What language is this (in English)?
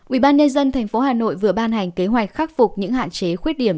Vietnamese